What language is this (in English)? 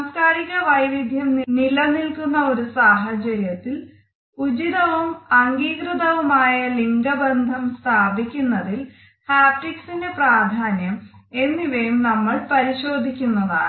Malayalam